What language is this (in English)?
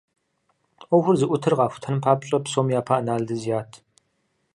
Kabardian